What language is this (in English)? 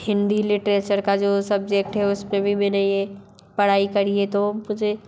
Hindi